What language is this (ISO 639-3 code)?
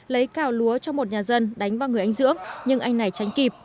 vie